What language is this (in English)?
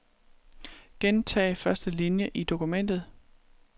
Danish